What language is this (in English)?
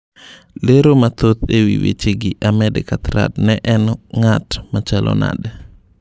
Luo (Kenya and Tanzania)